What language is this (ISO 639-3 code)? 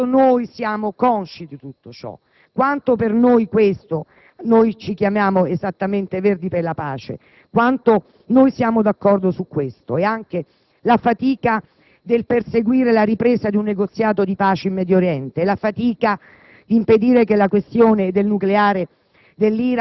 ita